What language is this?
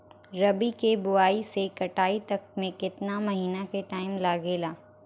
Bhojpuri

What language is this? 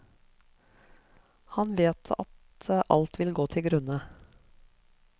Norwegian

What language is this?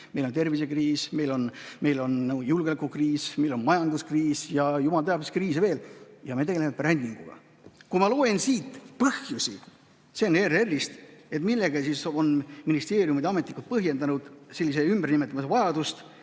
Estonian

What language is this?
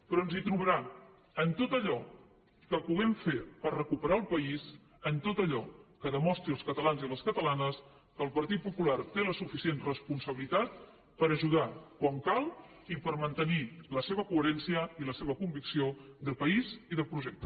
Catalan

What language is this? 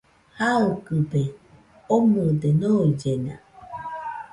Nüpode Huitoto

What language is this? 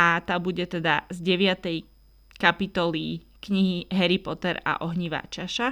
Slovak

